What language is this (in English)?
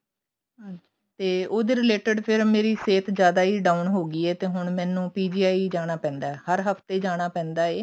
Punjabi